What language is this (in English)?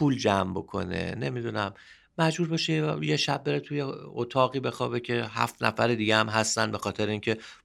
Persian